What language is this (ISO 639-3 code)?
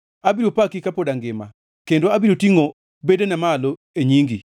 luo